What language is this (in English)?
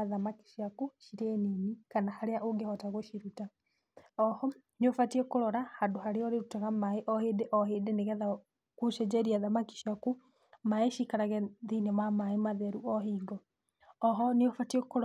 Kikuyu